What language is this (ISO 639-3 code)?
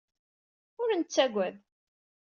kab